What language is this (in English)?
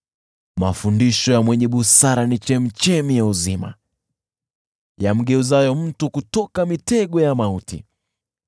Swahili